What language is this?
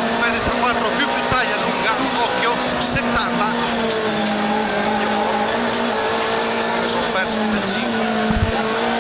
Italian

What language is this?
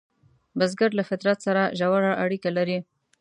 Pashto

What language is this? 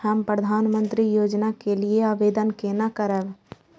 Maithili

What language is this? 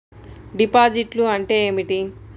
Telugu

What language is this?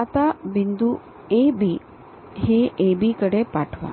Marathi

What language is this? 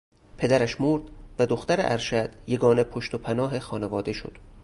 Persian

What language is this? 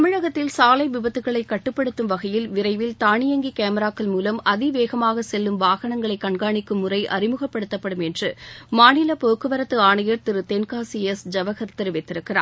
Tamil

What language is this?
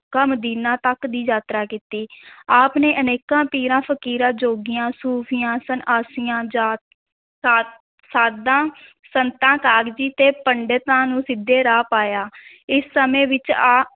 Punjabi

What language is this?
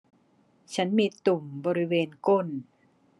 Thai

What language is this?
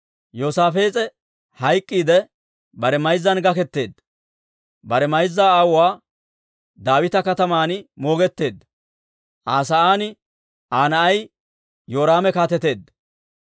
Dawro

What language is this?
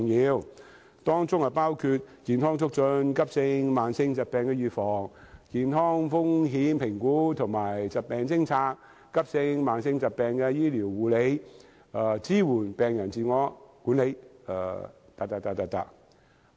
Cantonese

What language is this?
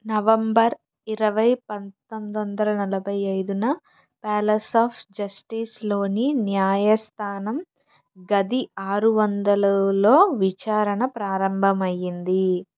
Telugu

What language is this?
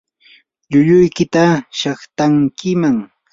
Yanahuanca Pasco Quechua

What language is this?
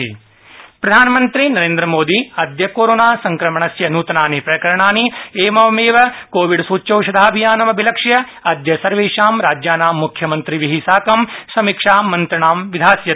Sanskrit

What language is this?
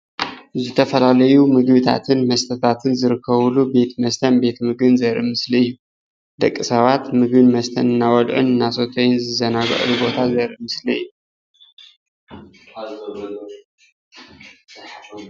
Tigrinya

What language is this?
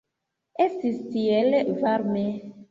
Esperanto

